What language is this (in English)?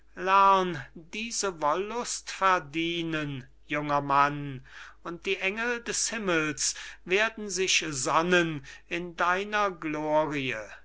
German